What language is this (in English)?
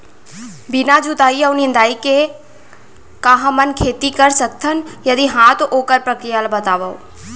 Chhattisgarhi